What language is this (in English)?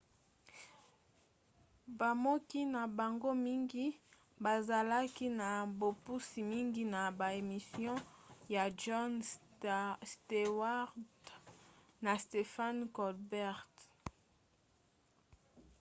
Lingala